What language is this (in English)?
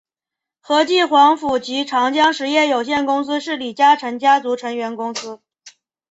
Chinese